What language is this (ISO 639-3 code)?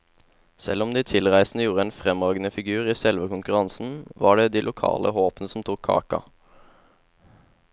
nor